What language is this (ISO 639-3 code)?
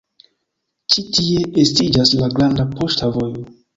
epo